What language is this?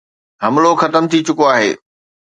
Sindhi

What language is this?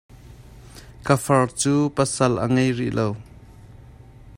Hakha Chin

